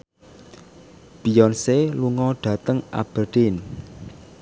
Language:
Javanese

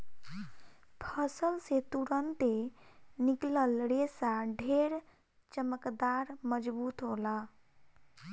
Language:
Bhojpuri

